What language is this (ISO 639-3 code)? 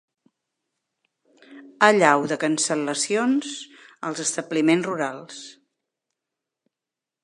cat